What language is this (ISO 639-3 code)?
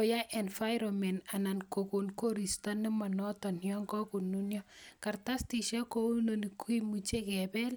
kln